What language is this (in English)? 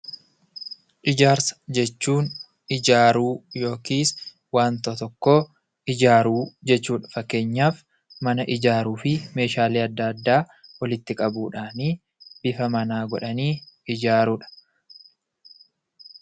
Oromo